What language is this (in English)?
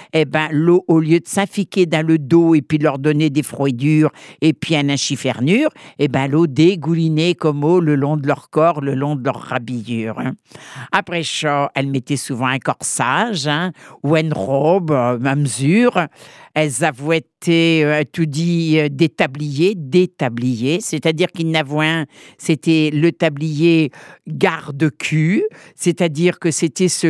French